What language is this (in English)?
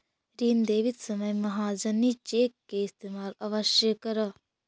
Magahi